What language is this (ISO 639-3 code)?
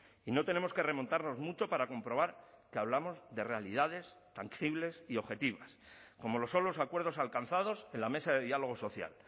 spa